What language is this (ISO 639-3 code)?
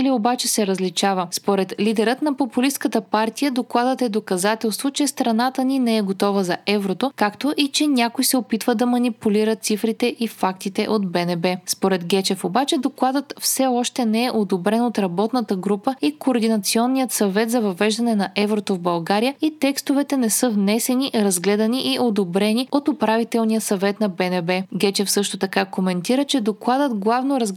bul